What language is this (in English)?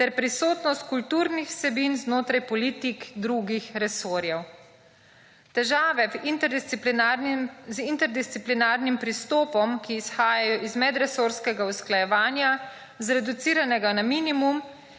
Slovenian